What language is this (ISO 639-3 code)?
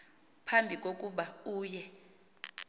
xho